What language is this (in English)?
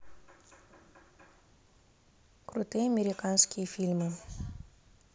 Russian